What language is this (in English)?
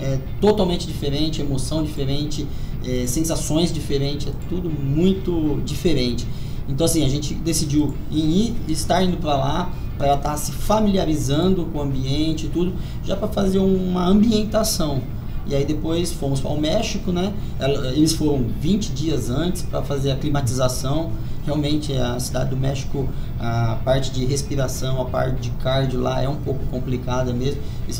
Portuguese